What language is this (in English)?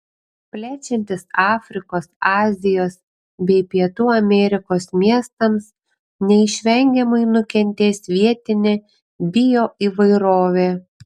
Lithuanian